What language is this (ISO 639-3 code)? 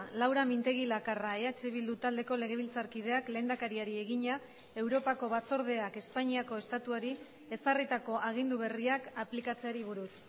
eus